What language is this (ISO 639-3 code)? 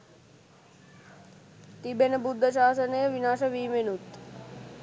sin